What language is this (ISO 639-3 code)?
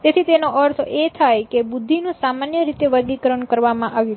guj